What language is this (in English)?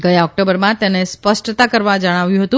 Gujarati